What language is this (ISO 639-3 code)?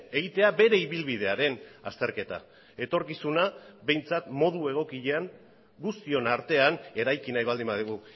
eus